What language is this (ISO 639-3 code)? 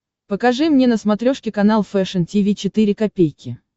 rus